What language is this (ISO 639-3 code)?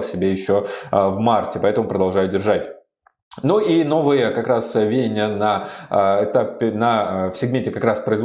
rus